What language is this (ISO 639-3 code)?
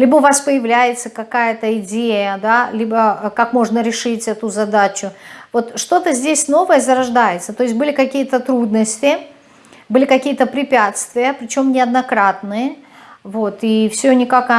rus